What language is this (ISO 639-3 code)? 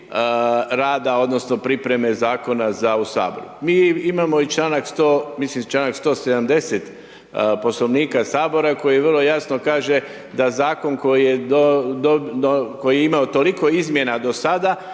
hrv